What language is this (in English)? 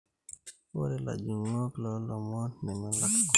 Masai